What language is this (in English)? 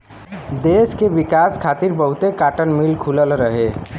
Bhojpuri